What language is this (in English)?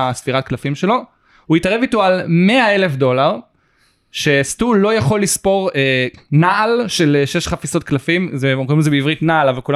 Hebrew